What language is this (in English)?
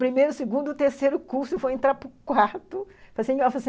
Portuguese